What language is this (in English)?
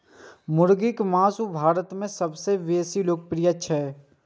Maithili